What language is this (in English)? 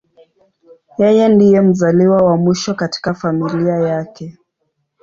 Swahili